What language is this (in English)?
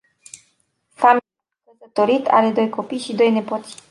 Romanian